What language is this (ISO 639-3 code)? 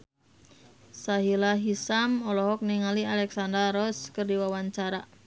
sun